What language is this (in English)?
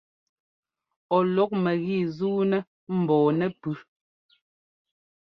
Ngomba